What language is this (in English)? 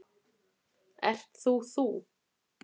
Icelandic